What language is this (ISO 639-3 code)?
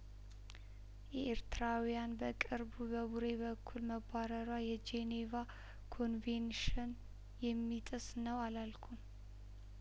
amh